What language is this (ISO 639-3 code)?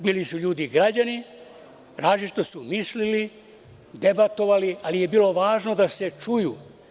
srp